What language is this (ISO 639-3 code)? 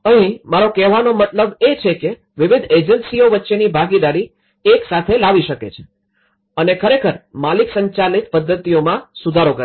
guj